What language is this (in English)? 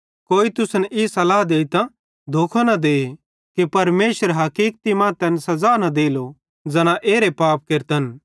Bhadrawahi